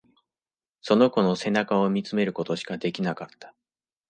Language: Japanese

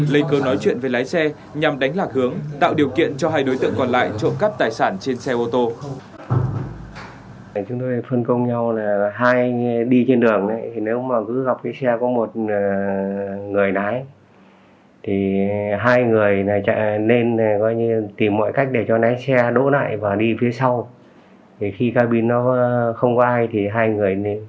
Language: Vietnamese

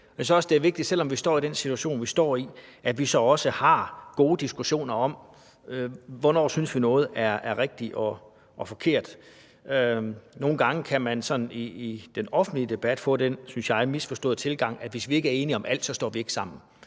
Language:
Danish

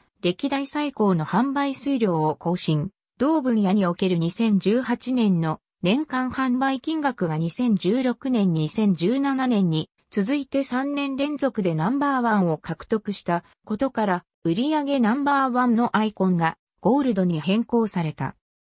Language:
Japanese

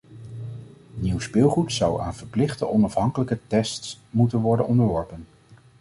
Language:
Dutch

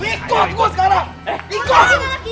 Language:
Indonesian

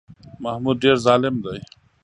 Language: Pashto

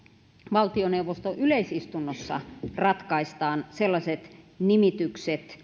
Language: Finnish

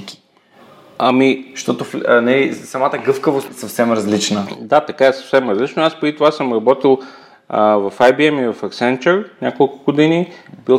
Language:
Bulgarian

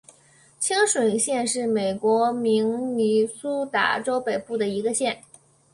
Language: Chinese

